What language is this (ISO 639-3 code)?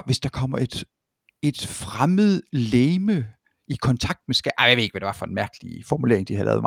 dan